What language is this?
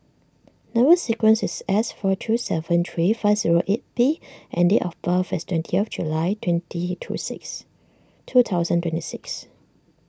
English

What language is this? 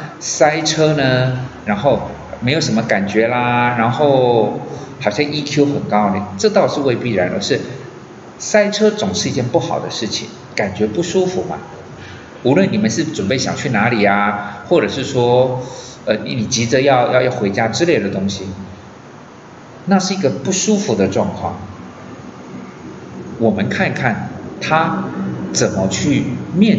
Chinese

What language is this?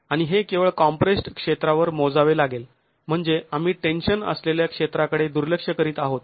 Marathi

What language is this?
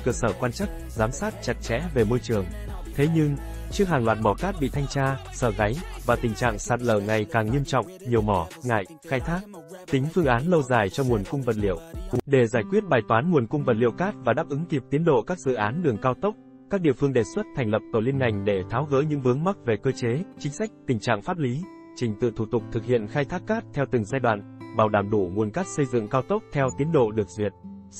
Vietnamese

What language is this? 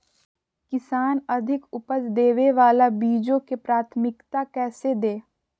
Magahi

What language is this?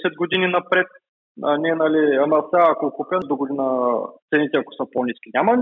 Bulgarian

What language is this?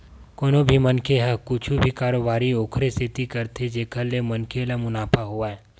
Chhattisgarhi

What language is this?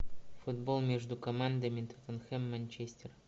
Russian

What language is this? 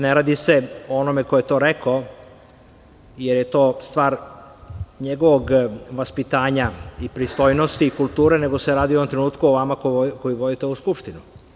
Serbian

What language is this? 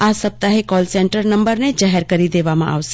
Gujarati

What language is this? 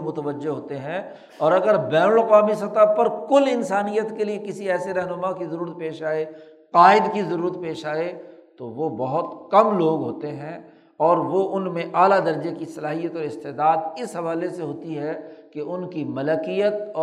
Urdu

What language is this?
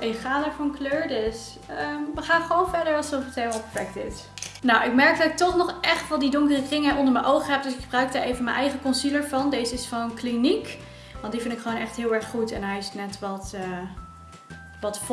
Dutch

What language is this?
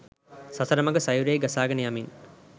Sinhala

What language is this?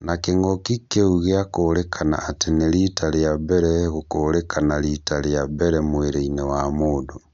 Kikuyu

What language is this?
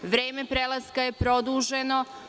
Serbian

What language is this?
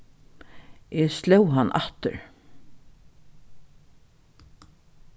Faroese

